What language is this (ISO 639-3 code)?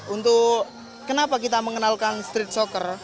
ind